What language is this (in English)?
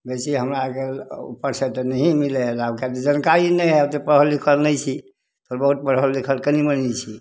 Maithili